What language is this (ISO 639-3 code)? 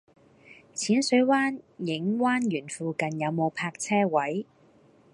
yue